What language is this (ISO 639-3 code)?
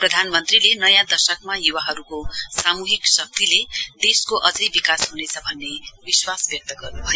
nep